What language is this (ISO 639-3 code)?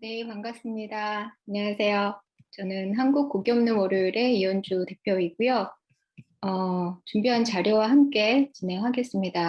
kor